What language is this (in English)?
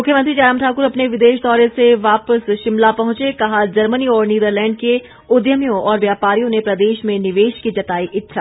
Hindi